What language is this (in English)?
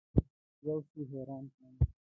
Pashto